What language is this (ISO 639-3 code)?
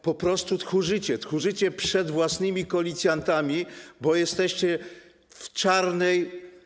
pol